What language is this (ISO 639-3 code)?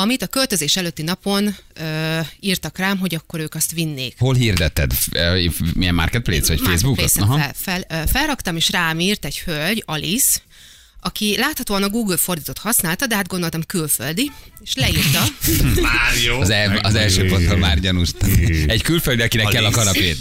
hun